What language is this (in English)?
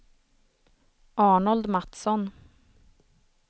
Swedish